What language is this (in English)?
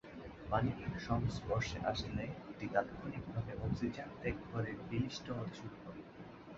Bangla